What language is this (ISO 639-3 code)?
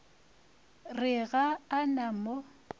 nso